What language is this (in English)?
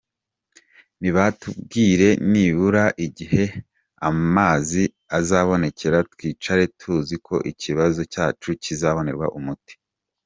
Kinyarwanda